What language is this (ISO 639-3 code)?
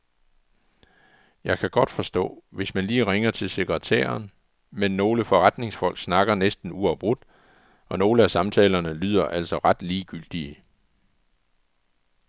dan